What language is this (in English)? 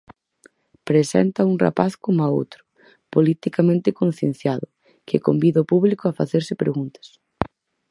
Galician